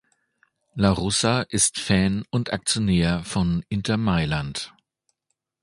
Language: German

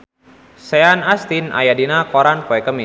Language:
Sundanese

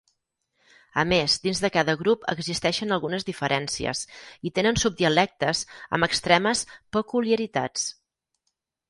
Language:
Catalan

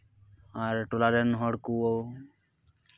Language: Santali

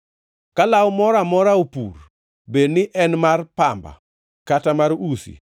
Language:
Luo (Kenya and Tanzania)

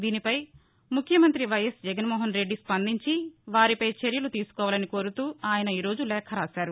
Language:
Telugu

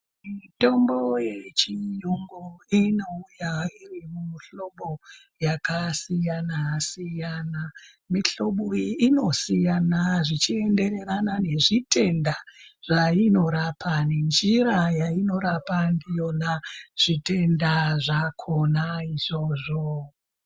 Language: Ndau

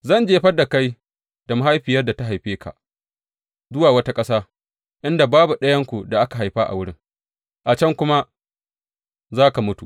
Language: Hausa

